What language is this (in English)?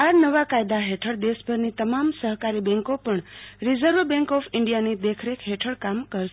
Gujarati